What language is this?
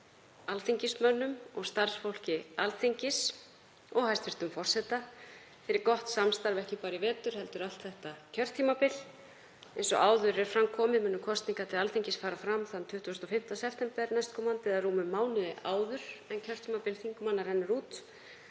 Icelandic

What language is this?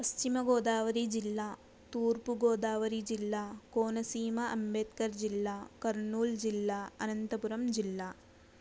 Telugu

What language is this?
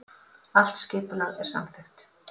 Icelandic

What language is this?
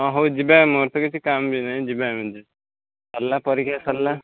Odia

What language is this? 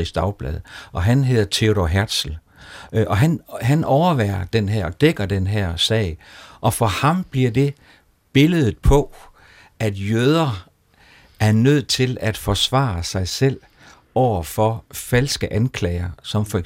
Danish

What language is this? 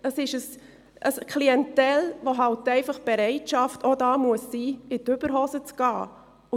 Swiss German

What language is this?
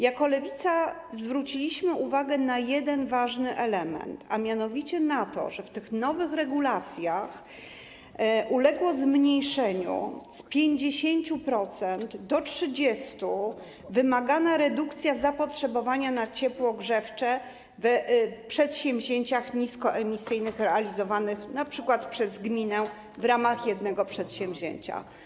Polish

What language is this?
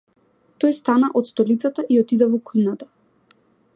Macedonian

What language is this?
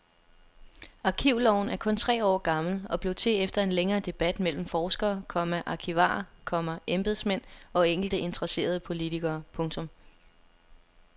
Danish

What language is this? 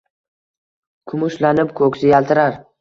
Uzbek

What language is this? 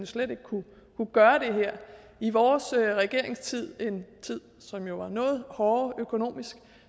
Danish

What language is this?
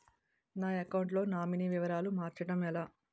Telugu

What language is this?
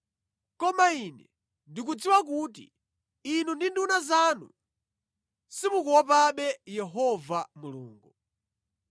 Nyanja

